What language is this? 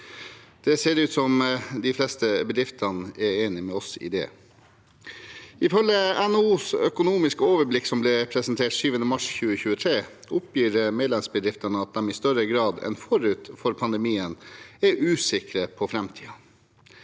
Norwegian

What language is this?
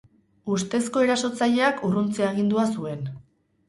Basque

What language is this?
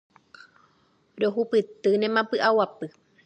Guarani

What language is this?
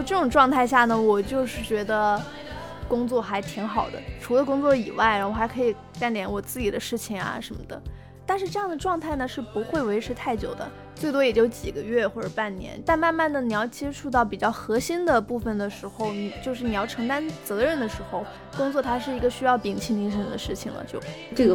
Chinese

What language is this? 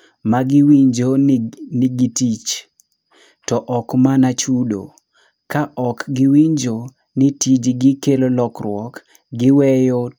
Luo (Kenya and Tanzania)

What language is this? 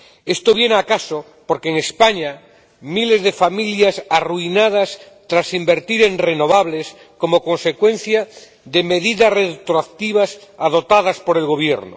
Spanish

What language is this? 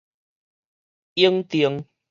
Min Nan Chinese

